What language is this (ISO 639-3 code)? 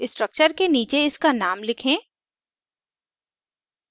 hin